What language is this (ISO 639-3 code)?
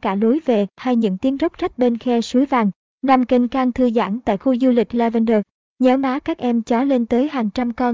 vie